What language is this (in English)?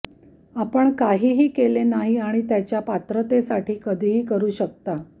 Marathi